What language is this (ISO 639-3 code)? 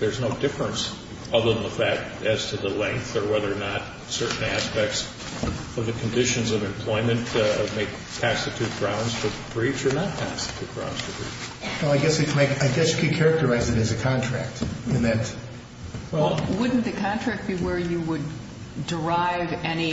eng